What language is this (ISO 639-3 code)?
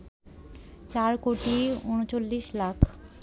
ben